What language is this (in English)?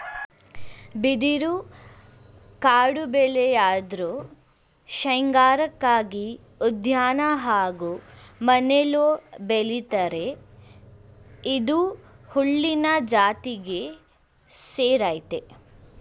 Kannada